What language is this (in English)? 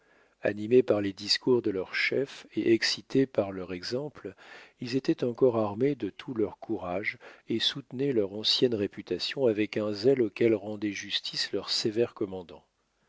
French